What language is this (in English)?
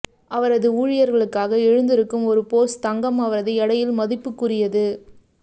Tamil